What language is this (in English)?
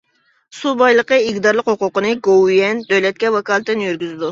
Uyghur